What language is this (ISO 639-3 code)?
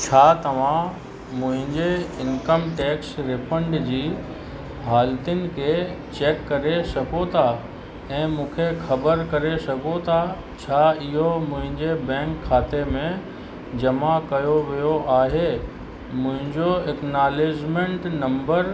snd